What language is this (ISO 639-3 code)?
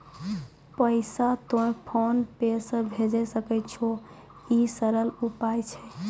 mai